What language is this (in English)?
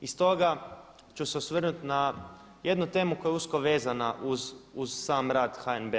Croatian